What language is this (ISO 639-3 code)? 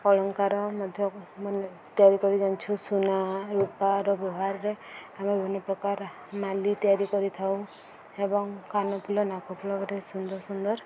ori